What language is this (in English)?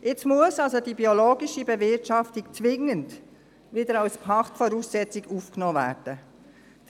Swiss German